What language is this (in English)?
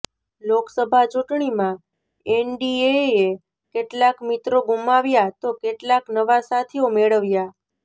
Gujarati